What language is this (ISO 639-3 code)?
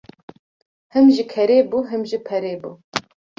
kur